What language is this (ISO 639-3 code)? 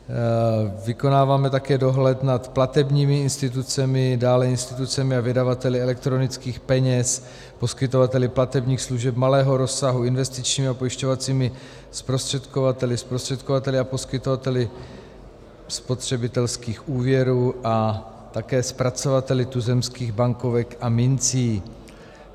ces